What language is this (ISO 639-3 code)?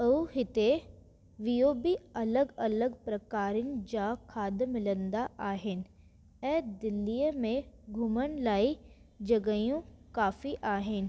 snd